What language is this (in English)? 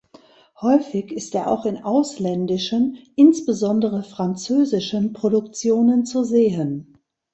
German